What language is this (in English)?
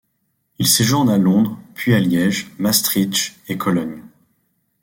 French